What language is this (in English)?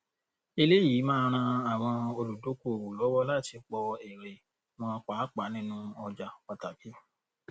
Yoruba